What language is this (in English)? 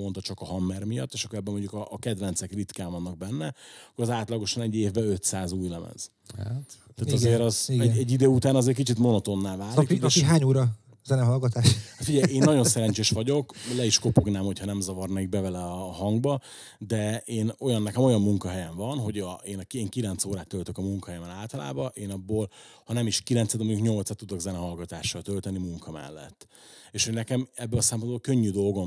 Hungarian